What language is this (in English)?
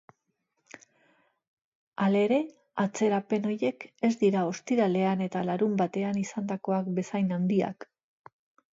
Basque